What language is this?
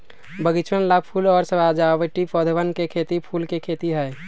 Magahi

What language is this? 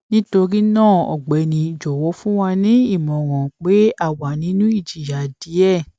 Yoruba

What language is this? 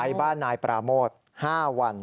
Thai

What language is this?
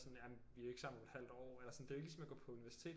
Danish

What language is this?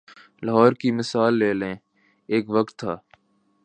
Urdu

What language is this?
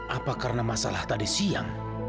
Indonesian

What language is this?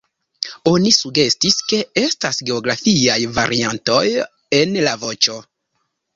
Esperanto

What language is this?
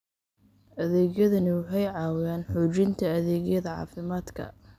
Somali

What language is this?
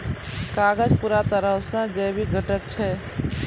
Maithili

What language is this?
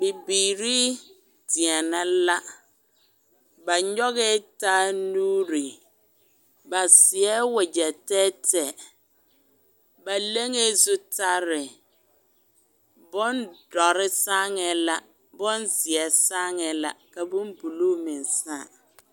Southern Dagaare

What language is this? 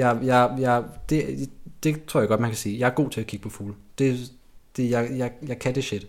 Danish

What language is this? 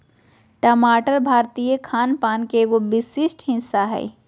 Magahi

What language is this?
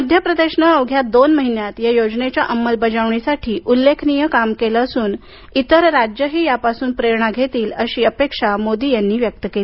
Marathi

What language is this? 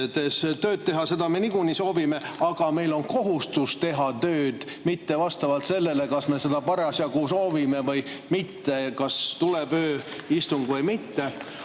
Estonian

